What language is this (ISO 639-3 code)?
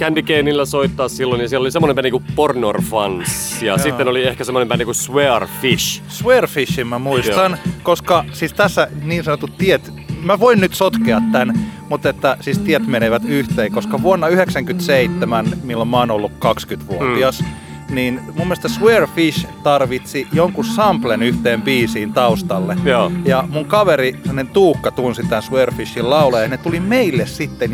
fin